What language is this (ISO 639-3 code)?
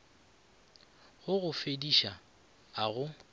nso